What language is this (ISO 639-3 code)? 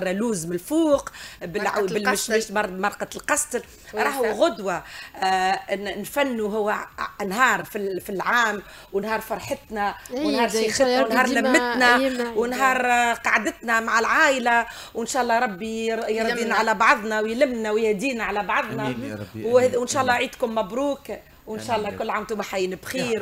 ara